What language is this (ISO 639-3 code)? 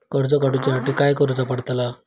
mar